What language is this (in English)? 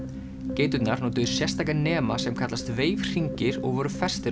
Icelandic